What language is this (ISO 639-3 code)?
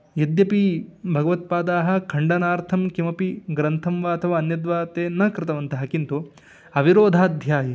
san